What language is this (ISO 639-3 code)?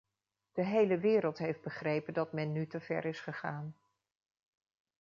nld